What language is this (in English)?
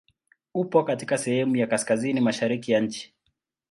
Swahili